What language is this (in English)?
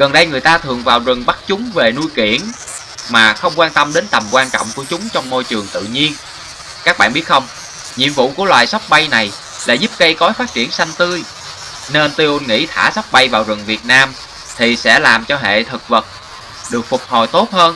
Vietnamese